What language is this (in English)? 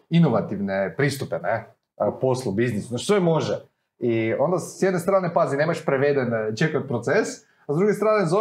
Croatian